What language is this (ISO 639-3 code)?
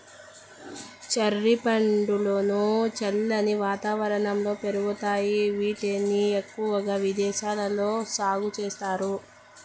tel